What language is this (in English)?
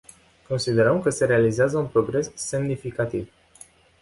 Romanian